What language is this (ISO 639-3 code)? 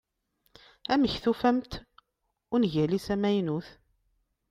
kab